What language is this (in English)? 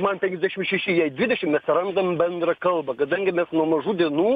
Lithuanian